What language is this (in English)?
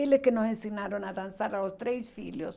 Portuguese